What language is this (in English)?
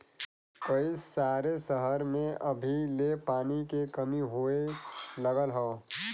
Bhojpuri